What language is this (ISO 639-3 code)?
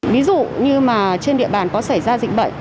vie